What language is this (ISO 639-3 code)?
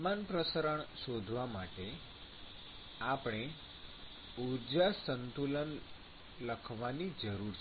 guj